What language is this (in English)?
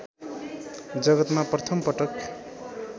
Nepali